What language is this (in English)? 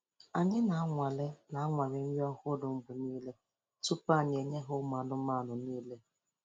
Igbo